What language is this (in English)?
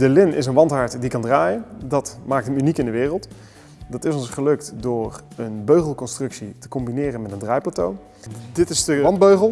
Dutch